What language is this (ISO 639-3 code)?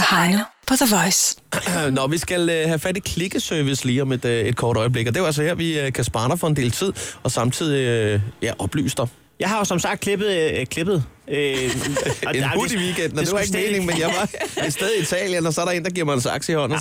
dan